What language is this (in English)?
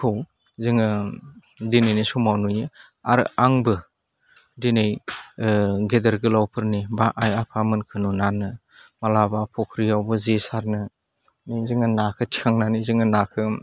Bodo